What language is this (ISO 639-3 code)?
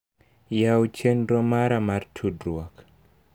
luo